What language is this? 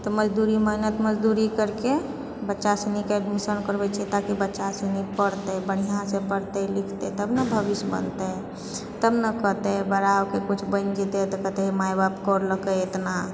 Maithili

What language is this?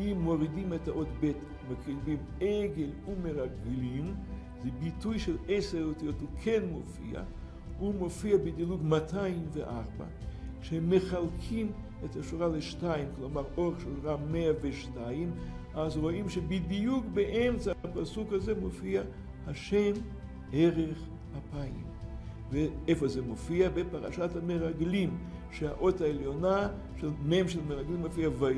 Hebrew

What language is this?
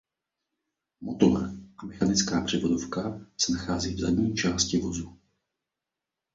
Czech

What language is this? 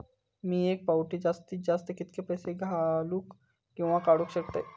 Marathi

